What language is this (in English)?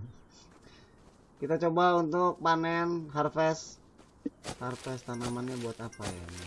Indonesian